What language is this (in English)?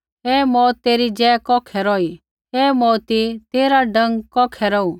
Kullu Pahari